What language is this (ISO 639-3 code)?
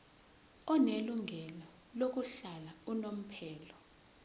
zul